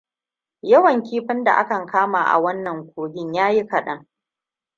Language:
Hausa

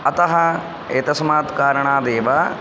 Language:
Sanskrit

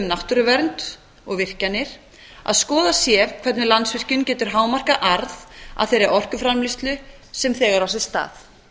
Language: Icelandic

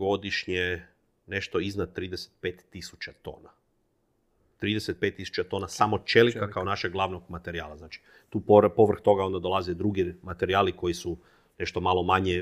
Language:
Croatian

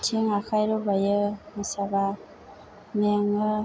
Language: Bodo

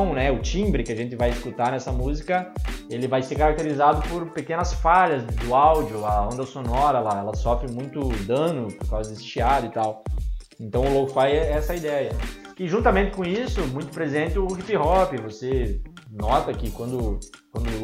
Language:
Portuguese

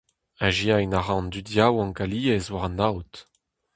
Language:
Breton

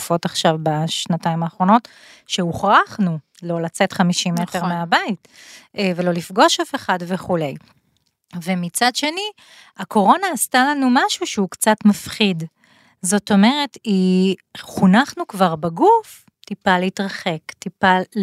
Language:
Hebrew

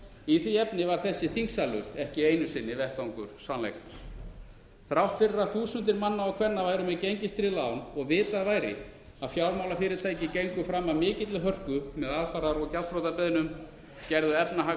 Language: Icelandic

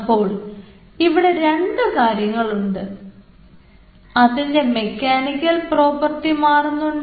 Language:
Malayalam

